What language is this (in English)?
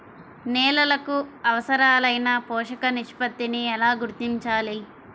Telugu